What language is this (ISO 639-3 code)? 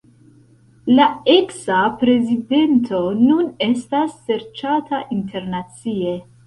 epo